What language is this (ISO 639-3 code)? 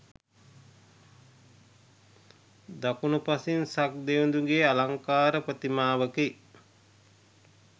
sin